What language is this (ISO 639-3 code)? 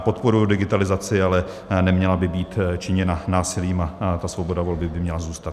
ces